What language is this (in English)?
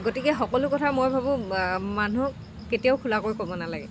Assamese